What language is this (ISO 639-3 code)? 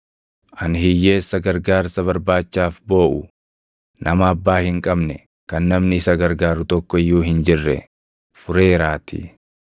orm